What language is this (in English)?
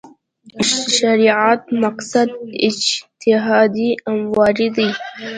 Pashto